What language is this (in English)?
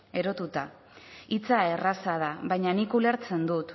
Basque